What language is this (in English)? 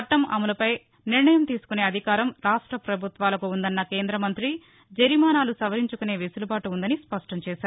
Telugu